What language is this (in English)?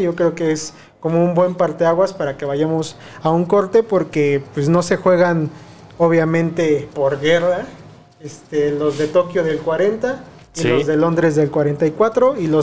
Spanish